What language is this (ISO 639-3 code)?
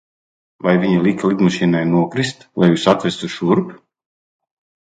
lav